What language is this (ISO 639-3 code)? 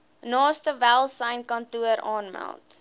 afr